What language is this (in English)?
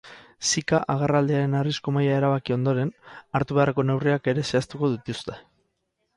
Basque